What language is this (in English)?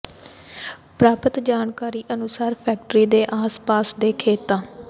Punjabi